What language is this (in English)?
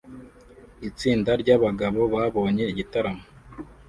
Kinyarwanda